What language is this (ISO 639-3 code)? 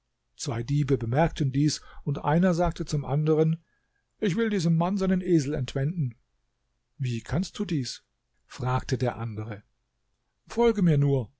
deu